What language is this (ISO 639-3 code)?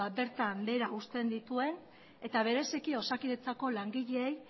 eus